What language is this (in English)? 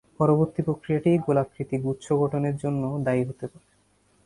Bangla